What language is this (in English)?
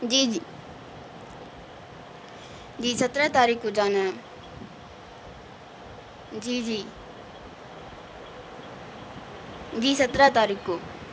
Urdu